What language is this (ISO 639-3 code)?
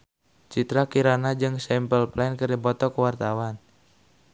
sun